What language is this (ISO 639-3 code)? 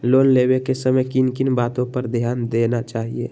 mag